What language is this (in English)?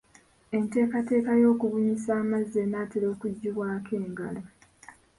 Ganda